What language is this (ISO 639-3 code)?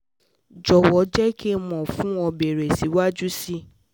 yor